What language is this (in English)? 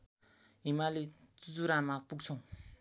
Nepali